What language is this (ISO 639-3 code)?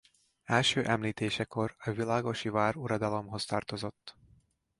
hun